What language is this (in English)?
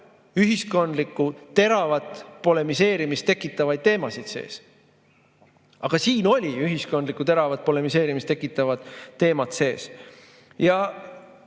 Estonian